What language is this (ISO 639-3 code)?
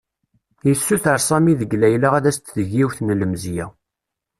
kab